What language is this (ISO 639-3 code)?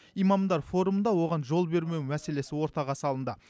kaz